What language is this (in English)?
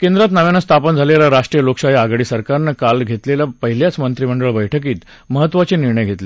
Marathi